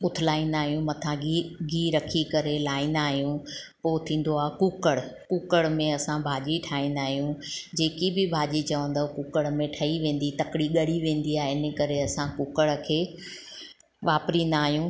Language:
Sindhi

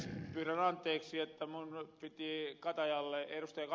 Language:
Finnish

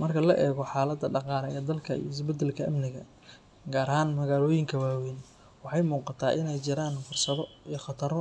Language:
Somali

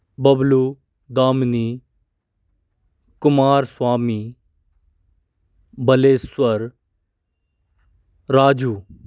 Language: Hindi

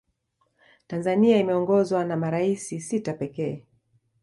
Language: Swahili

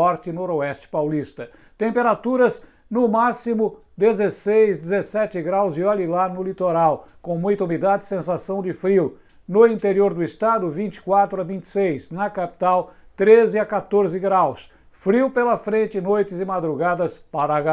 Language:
Portuguese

